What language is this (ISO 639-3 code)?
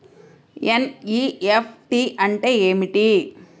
tel